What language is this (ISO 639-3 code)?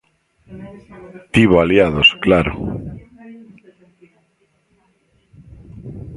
glg